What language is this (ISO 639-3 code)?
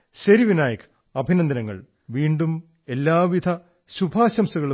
mal